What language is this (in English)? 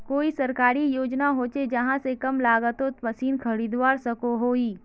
Magahi